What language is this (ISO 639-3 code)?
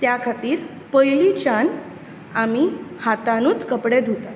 kok